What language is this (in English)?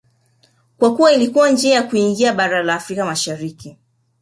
Swahili